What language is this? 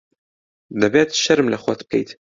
Central Kurdish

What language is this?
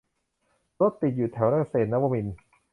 Thai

